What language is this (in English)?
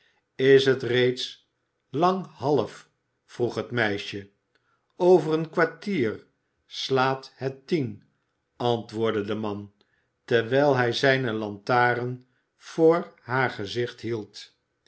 Dutch